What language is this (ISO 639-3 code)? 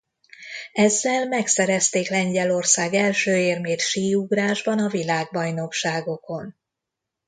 hun